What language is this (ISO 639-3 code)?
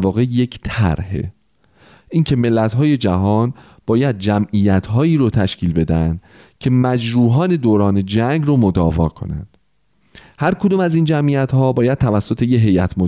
fas